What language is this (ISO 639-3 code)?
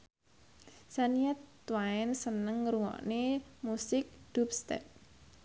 jav